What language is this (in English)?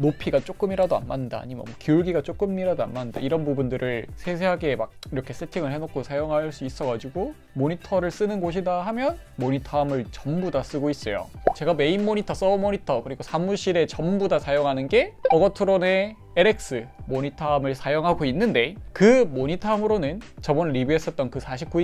Korean